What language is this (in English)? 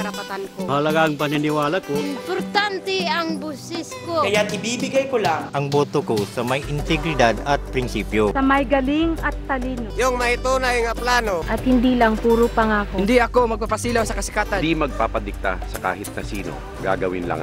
Filipino